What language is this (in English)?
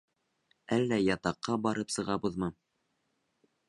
Bashkir